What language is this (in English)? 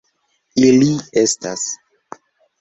Esperanto